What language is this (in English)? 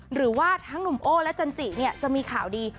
Thai